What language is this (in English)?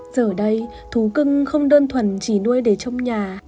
Vietnamese